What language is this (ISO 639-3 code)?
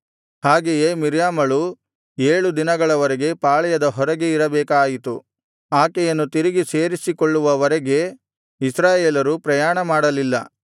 kan